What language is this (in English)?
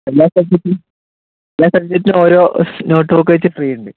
Malayalam